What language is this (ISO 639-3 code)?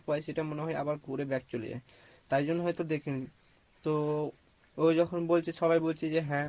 ben